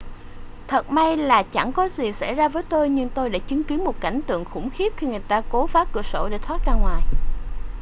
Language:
Vietnamese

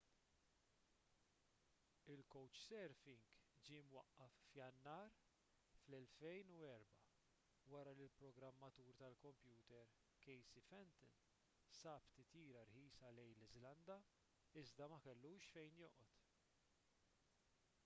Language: Maltese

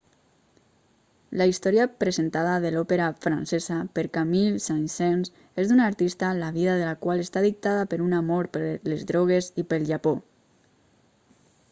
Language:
Catalan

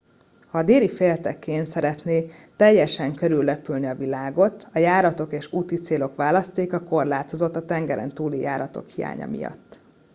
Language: Hungarian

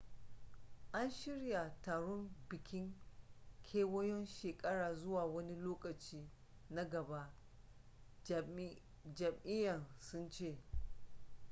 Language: Hausa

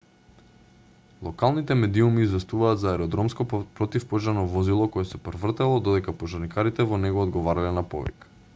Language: Macedonian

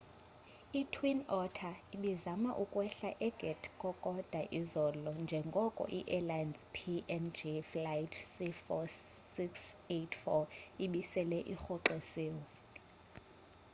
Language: Xhosa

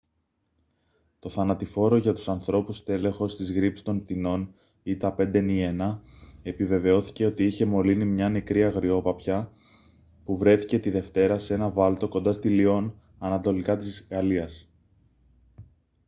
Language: Greek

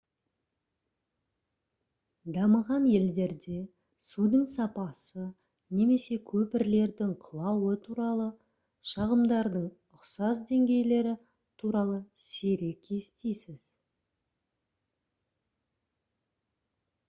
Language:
Kazakh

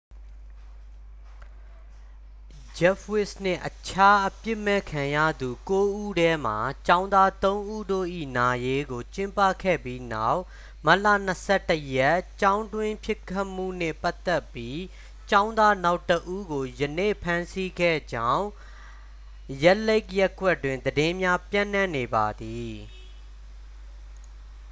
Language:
Burmese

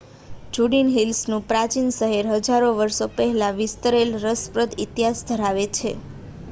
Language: Gujarati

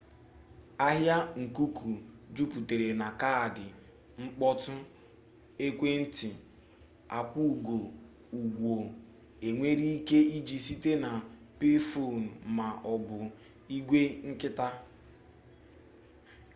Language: Igbo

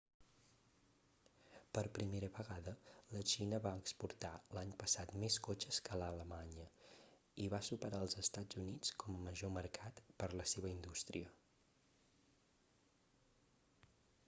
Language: Catalan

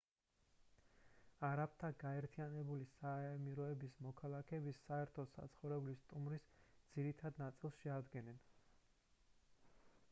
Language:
Georgian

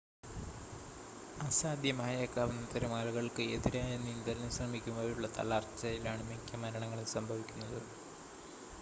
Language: Malayalam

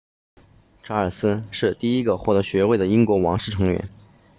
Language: Chinese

